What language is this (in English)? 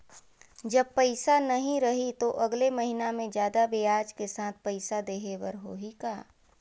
Chhattisgarhi